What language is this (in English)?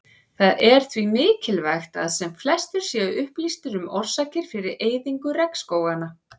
Icelandic